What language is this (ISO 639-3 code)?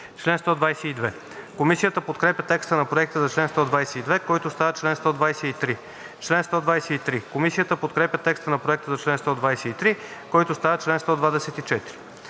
bul